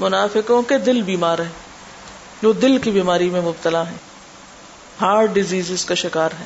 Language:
Urdu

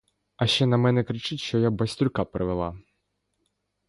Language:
Ukrainian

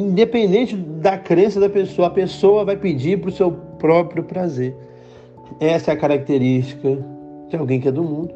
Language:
Portuguese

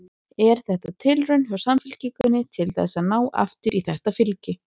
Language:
Icelandic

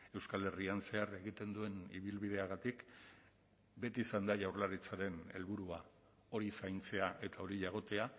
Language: Basque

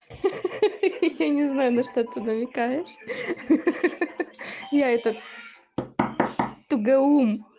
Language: Russian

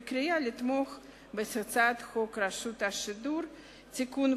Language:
Hebrew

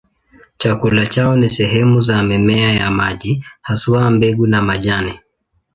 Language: Swahili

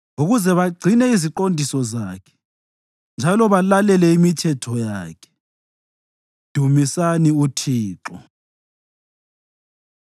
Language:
North Ndebele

